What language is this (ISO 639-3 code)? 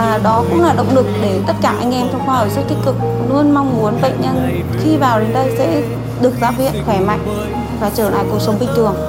vie